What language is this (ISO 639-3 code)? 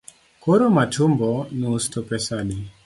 luo